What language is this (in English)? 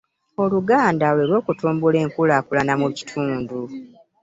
Ganda